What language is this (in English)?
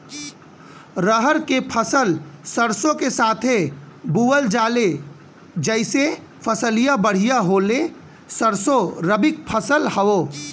Bhojpuri